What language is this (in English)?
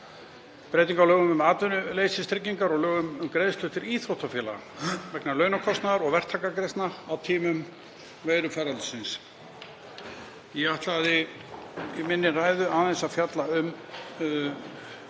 Icelandic